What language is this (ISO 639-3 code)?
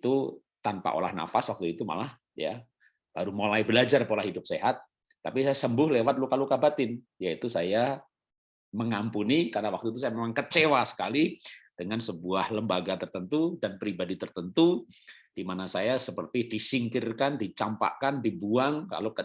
ind